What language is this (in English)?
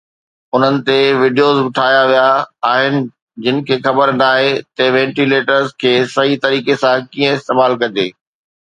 Sindhi